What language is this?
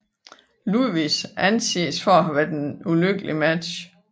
Danish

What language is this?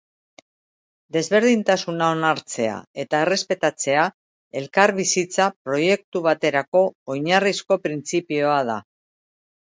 Basque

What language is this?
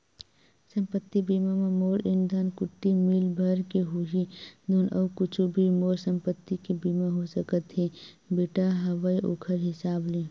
Chhattisgarhi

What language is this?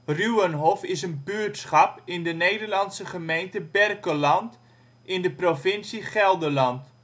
Dutch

